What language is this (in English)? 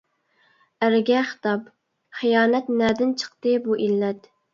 Uyghur